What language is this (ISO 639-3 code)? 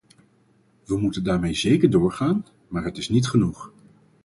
nld